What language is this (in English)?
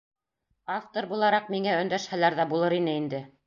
Bashkir